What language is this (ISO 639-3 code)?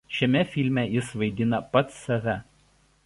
lit